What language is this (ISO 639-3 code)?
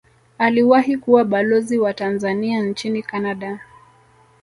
swa